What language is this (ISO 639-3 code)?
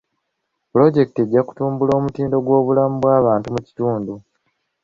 lug